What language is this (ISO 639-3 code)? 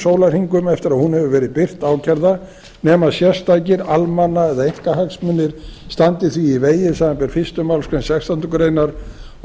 isl